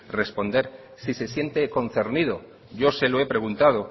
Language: Spanish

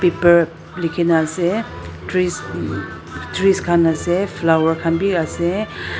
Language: Naga Pidgin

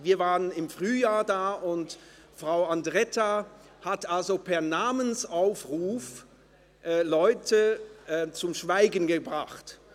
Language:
Swiss German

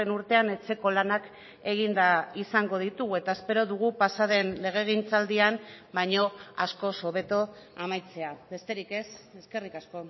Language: Basque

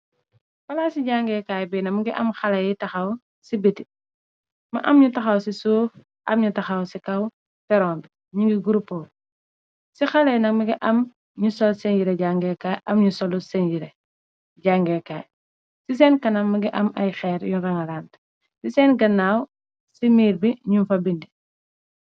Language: Wolof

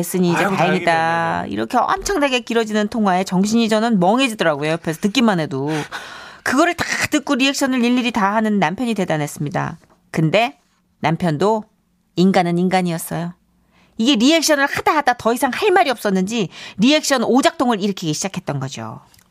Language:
Korean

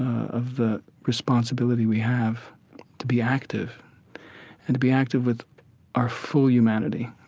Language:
English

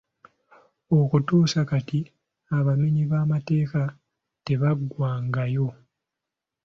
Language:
Ganda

